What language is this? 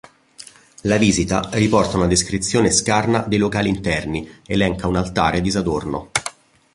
Italian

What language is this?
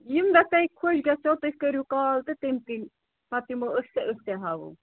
Kashmiri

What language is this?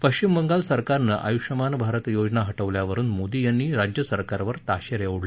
Marathi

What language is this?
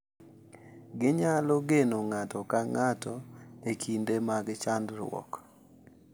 Luo (Kenya and Tanzania)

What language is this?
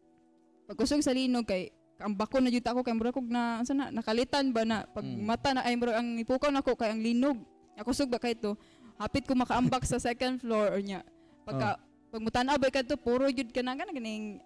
Filipino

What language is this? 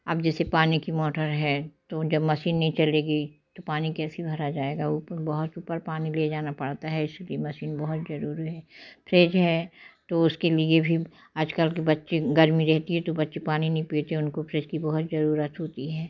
Hindi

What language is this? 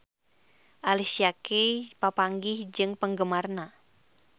Sundanese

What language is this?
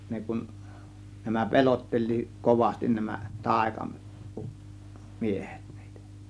Finnish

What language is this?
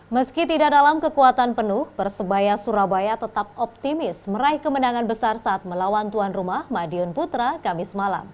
Indonesian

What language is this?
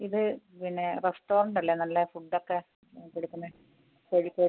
Malayalam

